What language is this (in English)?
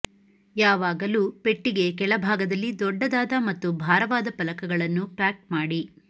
Kannada